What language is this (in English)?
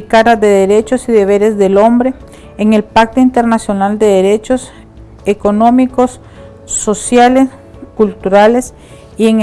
Spanish